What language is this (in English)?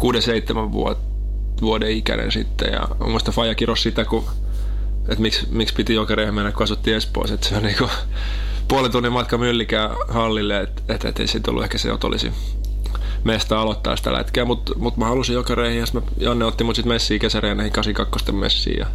Finnish